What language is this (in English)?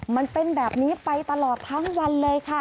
Thai